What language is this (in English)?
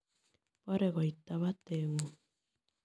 Kalenjin